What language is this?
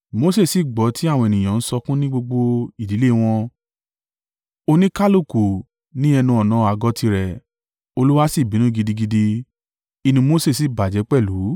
Yoruba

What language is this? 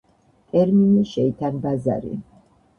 Georgian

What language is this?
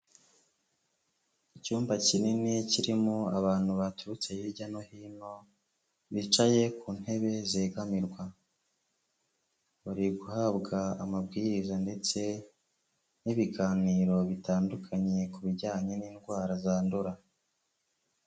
Kinyarwanda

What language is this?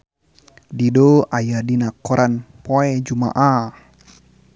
Sundanese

